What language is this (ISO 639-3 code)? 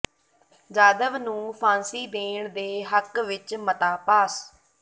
pan